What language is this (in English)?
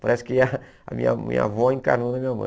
Portuguese